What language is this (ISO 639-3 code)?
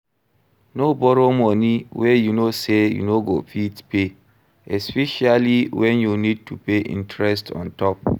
pcm